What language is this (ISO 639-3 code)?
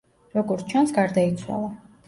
kat